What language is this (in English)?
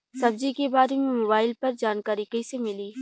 Bhojpuri